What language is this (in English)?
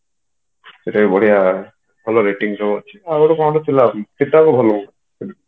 Odia